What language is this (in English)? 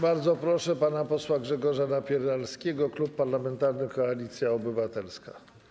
Polish